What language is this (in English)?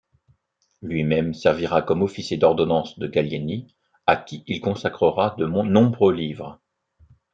French